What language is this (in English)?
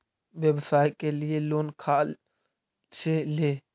Magahi